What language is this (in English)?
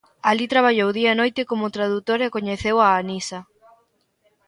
Galician